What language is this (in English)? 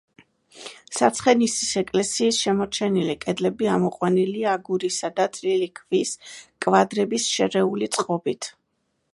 Georgian